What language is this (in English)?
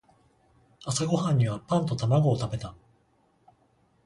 Japanese